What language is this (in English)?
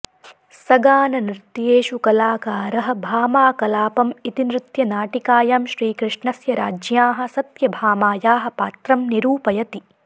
Sanskrit